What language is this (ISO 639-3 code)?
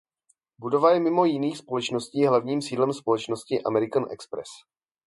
ces